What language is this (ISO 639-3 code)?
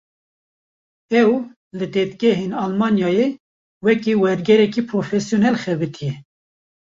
kur